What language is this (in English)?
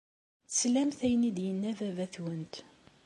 Kabyle